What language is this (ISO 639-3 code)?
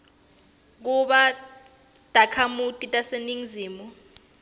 ssw